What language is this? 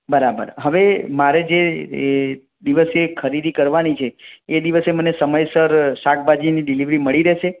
Gujarati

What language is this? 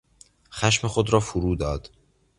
Persian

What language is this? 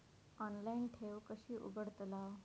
Marathi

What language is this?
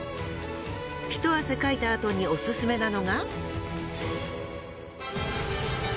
Japanese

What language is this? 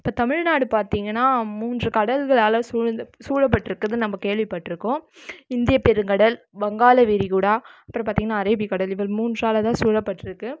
Tamil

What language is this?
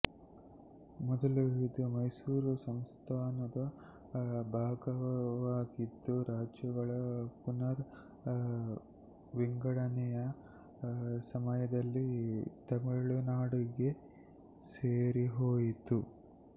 Kannada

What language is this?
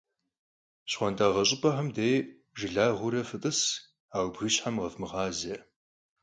Kabardian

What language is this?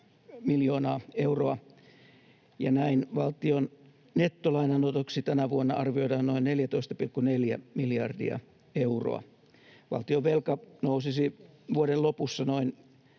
Finnish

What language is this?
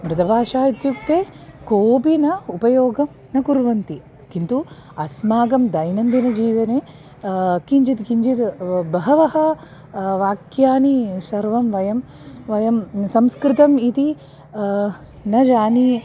Sanskrit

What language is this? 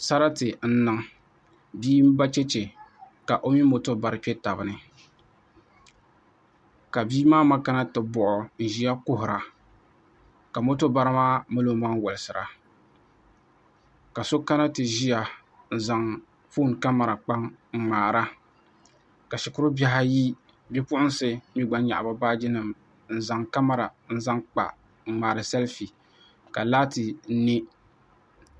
Dagbani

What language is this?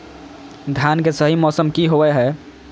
Magahi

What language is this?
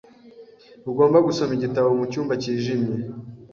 Kinyarwanda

